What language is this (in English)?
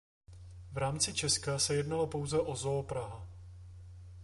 Czech